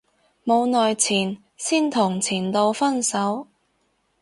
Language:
Cantonese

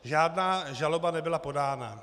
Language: Czech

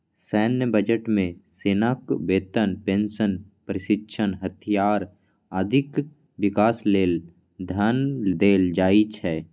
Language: Maithili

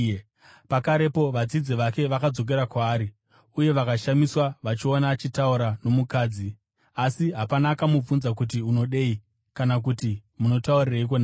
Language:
Shona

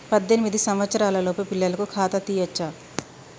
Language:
Telugu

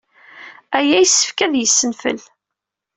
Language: Kabyle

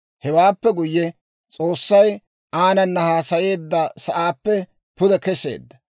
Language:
Dawro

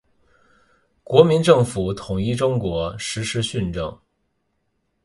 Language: Chinese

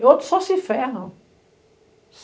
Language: Portuguese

